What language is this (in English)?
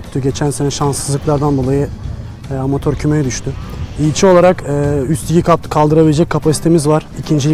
Turkish